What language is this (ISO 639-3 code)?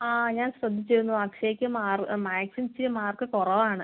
mal